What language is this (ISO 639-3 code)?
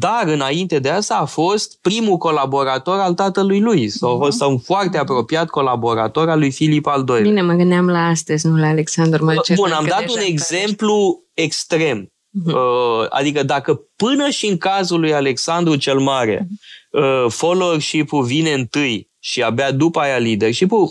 ron